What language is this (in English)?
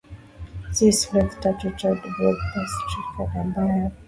Swahili